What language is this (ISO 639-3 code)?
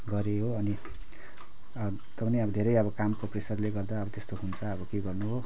nep